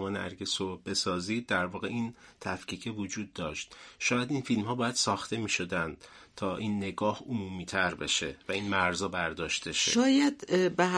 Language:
Persian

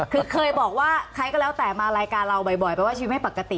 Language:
Thai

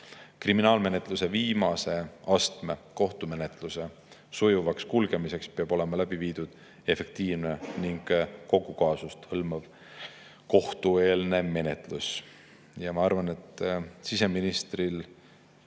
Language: Estonian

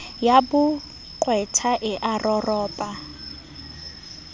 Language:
Southern Sotho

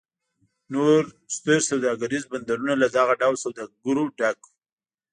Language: Pashto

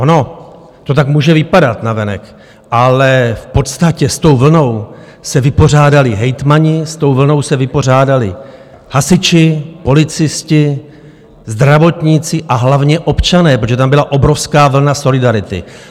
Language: Czech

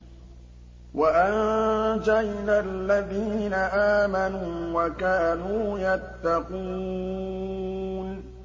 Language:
Arabic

